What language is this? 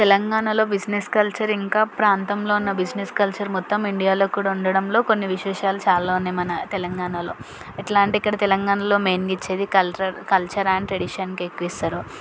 Telugu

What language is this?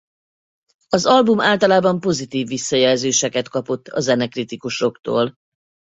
Hungarian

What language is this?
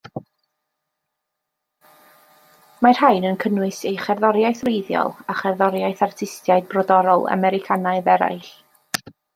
Welsh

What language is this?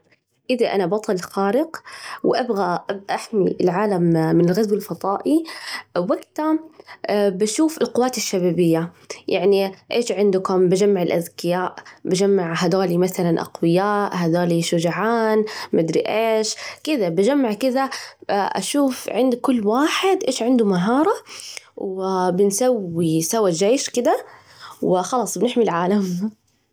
Najdi Arabic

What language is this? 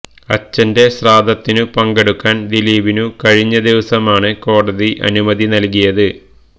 Malayalam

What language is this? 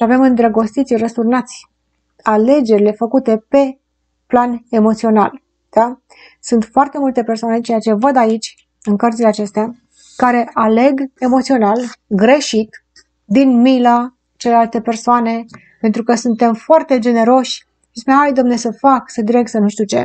Romanian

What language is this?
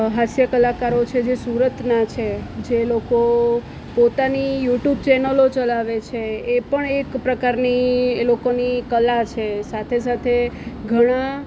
Gujarati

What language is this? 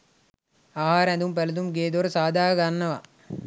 Sinhala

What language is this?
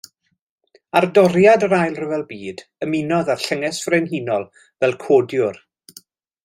Welsh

